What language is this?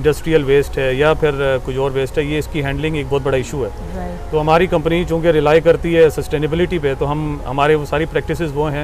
Urdu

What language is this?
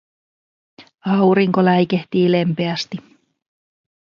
Finnish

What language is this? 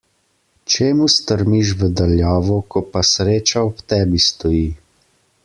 Slovenian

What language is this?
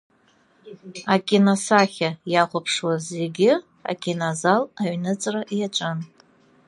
Abkhazian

